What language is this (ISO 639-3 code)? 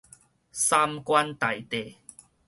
nan